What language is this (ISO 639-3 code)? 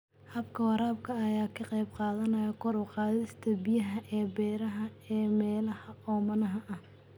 som